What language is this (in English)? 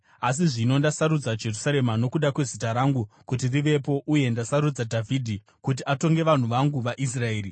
Shona